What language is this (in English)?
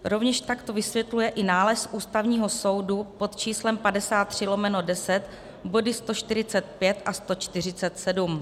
Czech